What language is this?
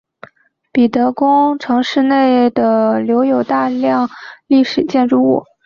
Chinese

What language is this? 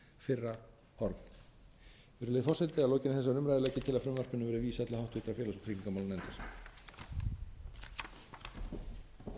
Icelandic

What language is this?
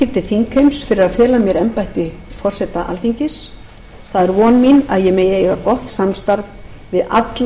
Icelandic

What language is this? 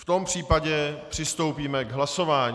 Czech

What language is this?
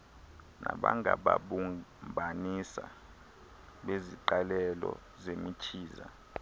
Xhosa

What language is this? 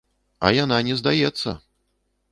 Belarusian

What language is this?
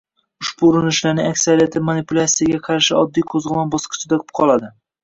Uzbek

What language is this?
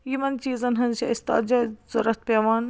Kashmiri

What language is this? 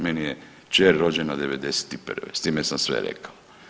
Croatian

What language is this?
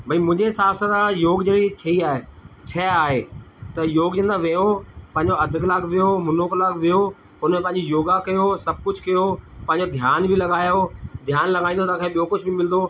Sindhi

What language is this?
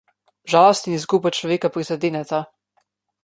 Slovenian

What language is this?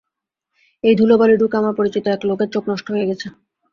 Bangla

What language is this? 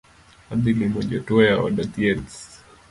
Luo (Kenya and Tanzania)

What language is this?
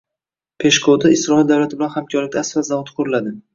Uzbek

